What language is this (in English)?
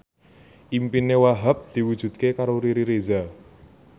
Javanese